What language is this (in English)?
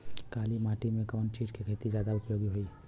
Bhojpuri